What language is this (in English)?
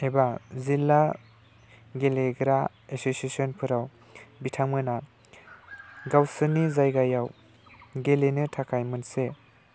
Bodo